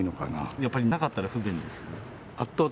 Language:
Japanese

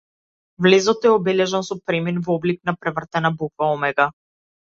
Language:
Macedonian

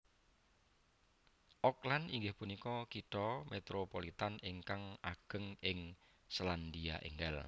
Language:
Javanese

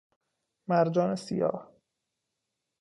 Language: Persian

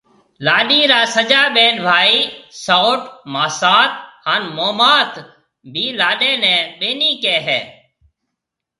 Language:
Marwari (Pakistan)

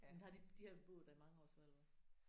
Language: Danish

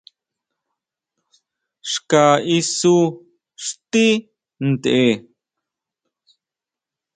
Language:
Huautla Mazatec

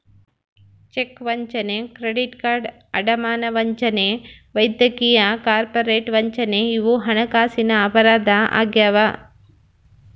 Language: Kannada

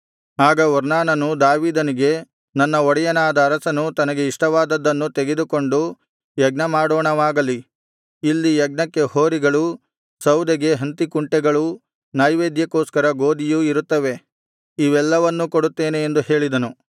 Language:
Kannada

